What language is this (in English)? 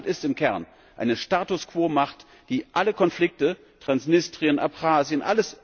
German